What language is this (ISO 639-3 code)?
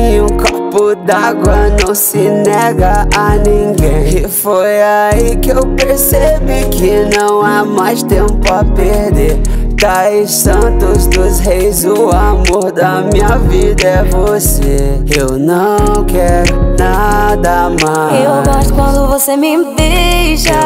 por